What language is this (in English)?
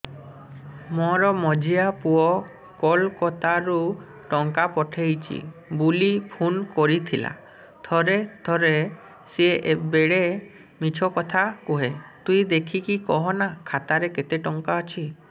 Odia